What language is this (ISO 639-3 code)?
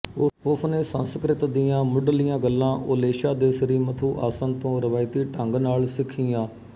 pan